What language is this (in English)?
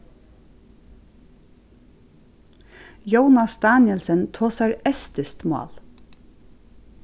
Faroese